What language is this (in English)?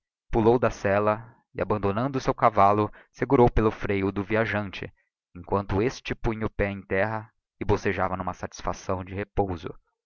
Portuguese